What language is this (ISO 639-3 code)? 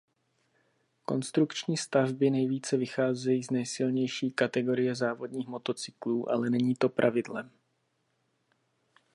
ces